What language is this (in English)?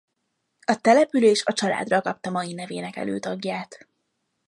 Hungarian